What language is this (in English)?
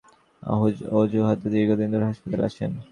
Bangla